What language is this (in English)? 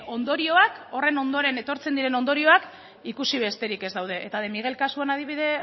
Basque